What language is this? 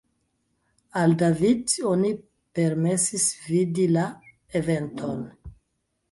Esperanto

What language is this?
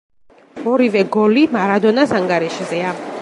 Georgian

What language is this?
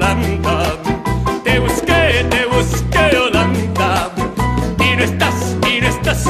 Spanish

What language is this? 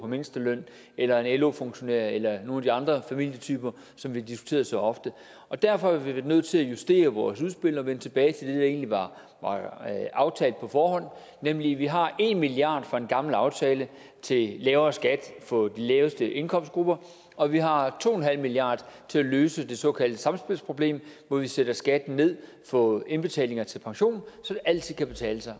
Danish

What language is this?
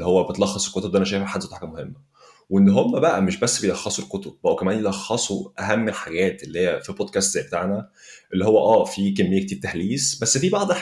Arabic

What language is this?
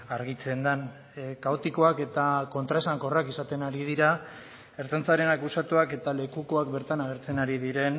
Basque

